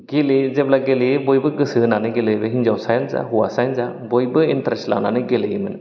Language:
Bodo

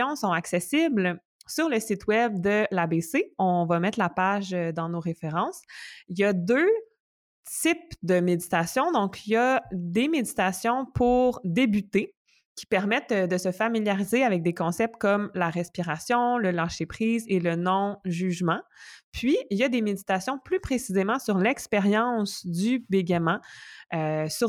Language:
French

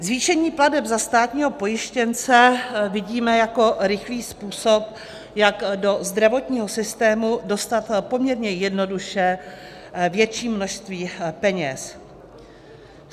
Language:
Czech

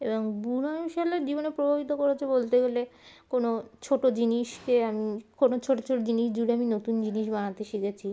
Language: Bangla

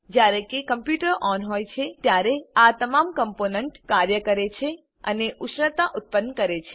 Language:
Gujarati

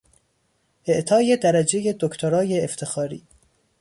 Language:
Persian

